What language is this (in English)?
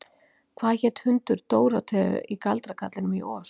Icelandic